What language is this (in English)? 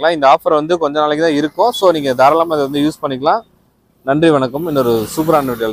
Tamil